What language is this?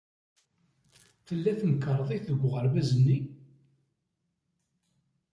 Kabyle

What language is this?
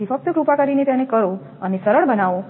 Gujarati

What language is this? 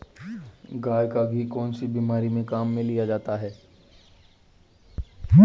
Hindi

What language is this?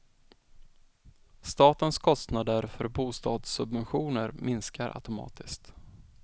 Swedish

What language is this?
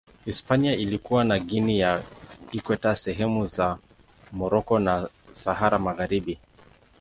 Swahili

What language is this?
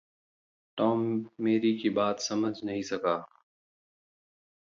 Hindi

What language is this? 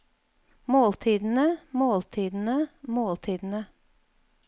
Norwegian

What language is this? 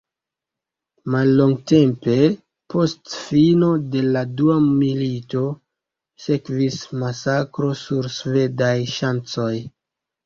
Esperanto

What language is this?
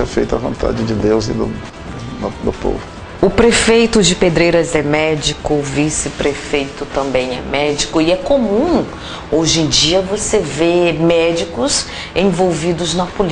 Portuguese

